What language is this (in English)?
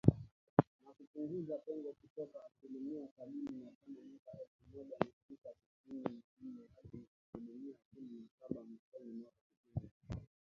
Swahili